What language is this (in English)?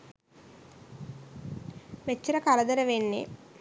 Sinhala